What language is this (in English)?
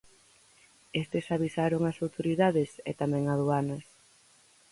Galician